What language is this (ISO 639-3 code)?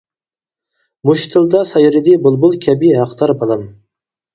uig